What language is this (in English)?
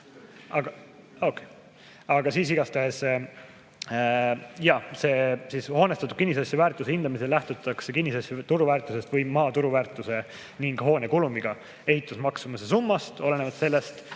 Estonian